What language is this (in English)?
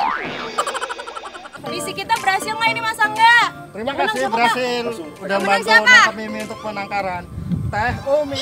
Indonesian